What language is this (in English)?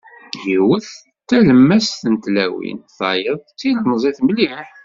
Kabyle